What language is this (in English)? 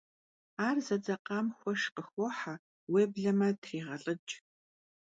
Kabardian